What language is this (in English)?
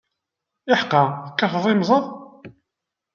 Kabyle